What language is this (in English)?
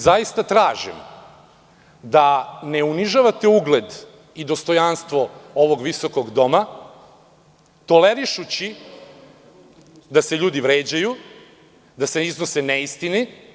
Serbian